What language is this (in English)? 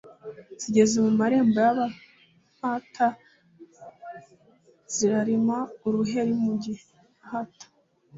Kinyarwanda